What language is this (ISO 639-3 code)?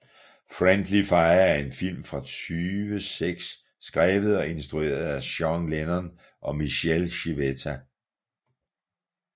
dan